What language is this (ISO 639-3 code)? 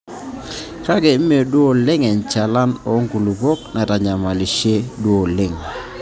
mas